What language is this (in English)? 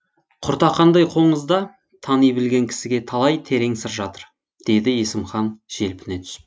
Kazakh